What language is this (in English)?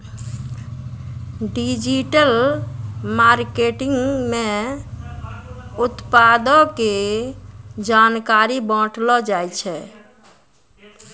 Maithili